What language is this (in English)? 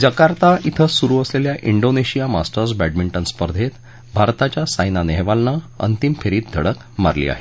Marathi